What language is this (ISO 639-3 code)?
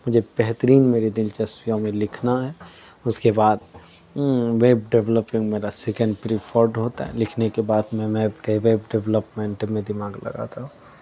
urd